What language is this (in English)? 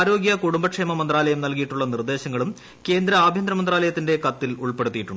Malayalam